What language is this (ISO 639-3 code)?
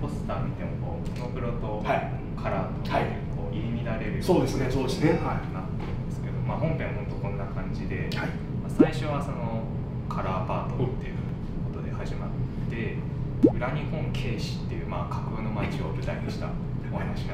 jpn